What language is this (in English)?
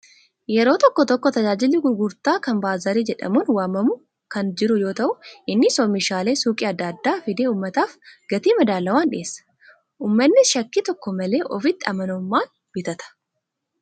Oromo